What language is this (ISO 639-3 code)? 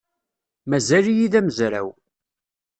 kab